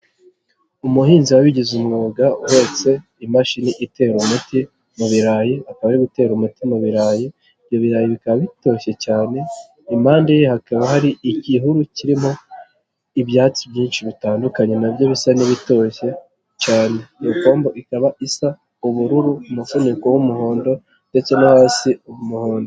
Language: Kinyarwanda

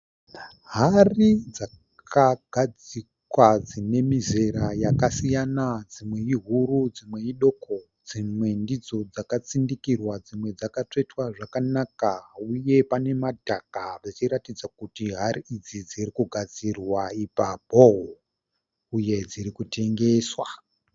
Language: Shona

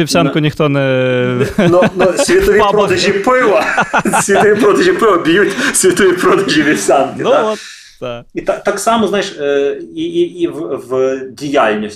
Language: Ukrainian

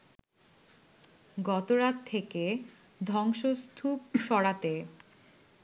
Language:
Bangla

